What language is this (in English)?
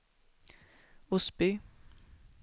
Swedish